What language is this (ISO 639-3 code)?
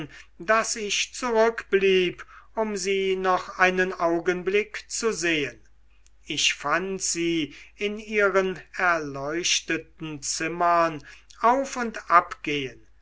deu